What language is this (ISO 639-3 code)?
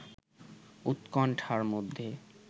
ben